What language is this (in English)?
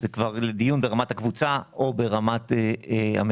Hebrew